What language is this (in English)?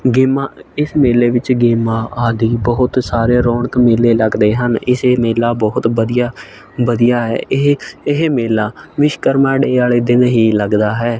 Punjabi